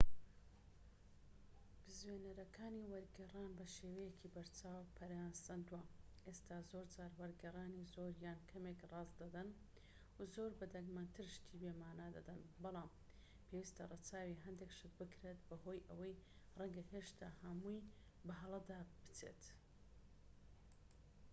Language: Central Kurdish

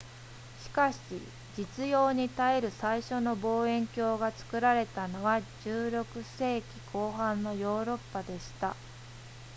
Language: Japanese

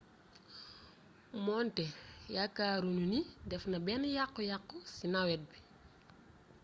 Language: Wolof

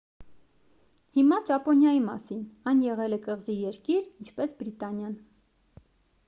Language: Armenian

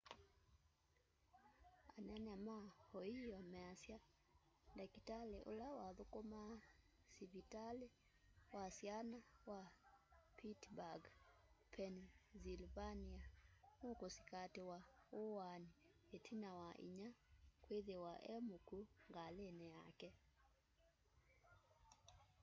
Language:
Kamba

